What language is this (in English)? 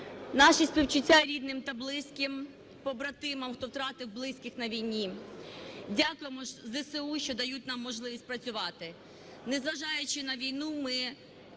Ukrainian